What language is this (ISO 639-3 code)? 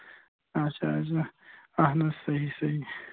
kas